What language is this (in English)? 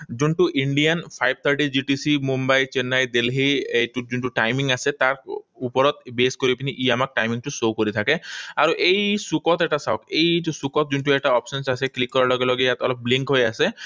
Assamese